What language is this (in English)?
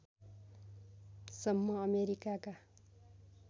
Nepali